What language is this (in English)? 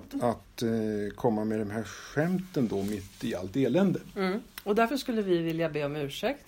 Swedish